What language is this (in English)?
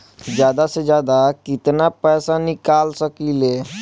Bhojpuri